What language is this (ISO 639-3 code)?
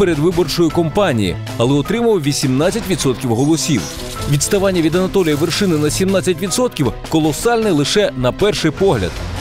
ukr